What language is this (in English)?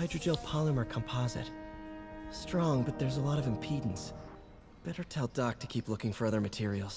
English